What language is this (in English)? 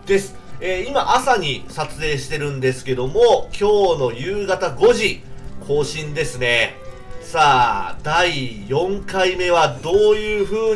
Japanese